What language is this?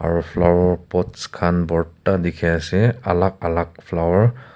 Naga Pidgin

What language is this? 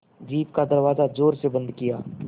Hindi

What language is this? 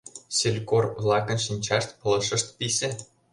Mari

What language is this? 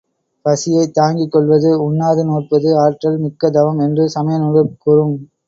Tamil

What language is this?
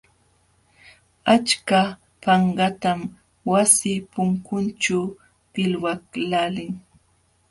Jauja Wanca Quechua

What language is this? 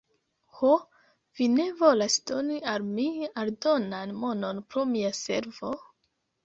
Esperanto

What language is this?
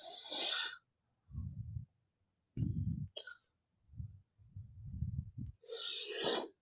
Gujarati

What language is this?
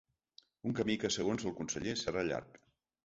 Catalan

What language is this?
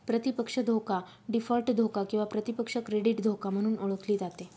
Marathi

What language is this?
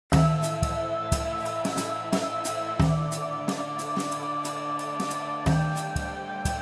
Spanish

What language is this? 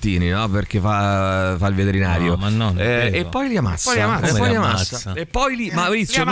Italian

